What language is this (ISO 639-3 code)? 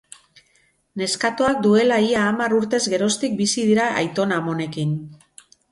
eus